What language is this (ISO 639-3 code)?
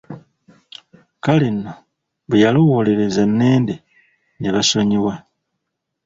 lug